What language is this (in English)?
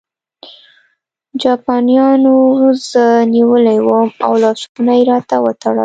Pashto